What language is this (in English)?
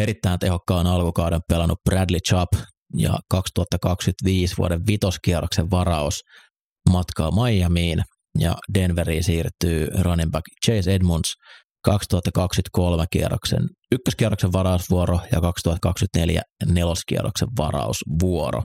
Finnish